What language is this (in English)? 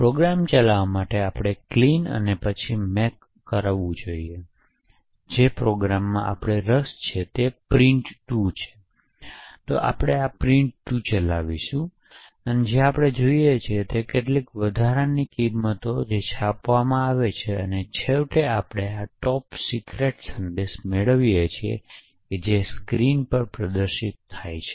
Gujarati